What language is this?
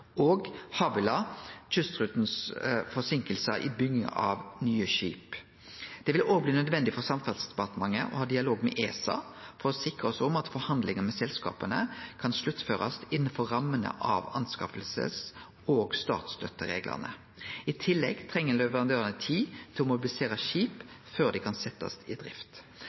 Norwegian Nynorsk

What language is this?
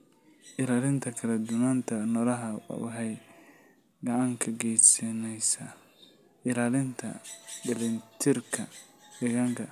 Somali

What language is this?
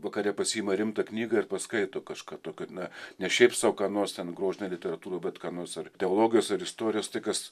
Lithuanian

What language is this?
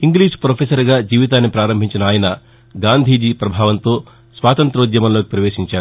Telugu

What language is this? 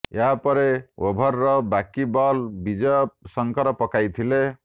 Odia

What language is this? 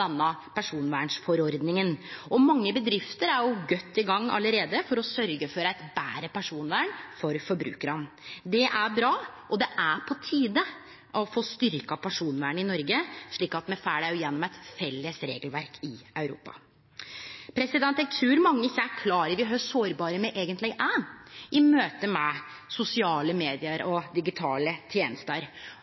Norwegian Nynorsk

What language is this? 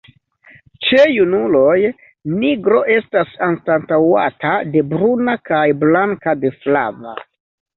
Esperanto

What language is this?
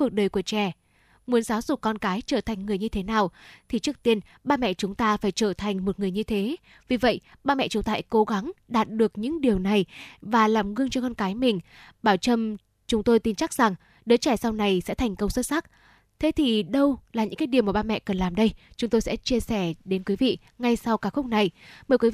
Vietnamese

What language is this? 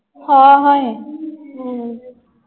Punjabi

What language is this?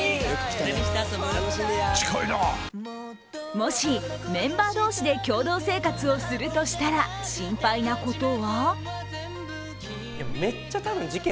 Japanese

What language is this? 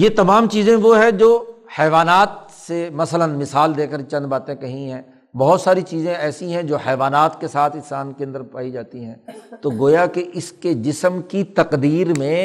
Urdu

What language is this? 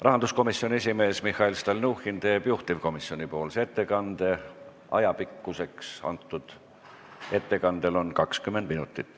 Estonian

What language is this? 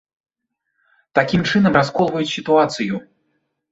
Belarusian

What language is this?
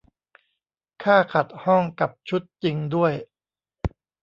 Thai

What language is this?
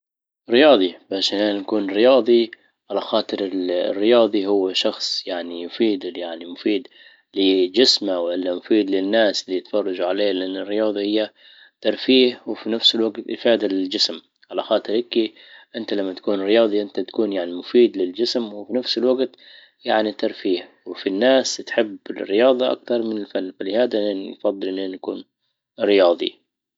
Libyan Arabic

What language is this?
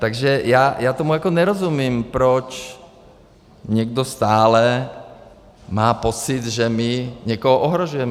Czech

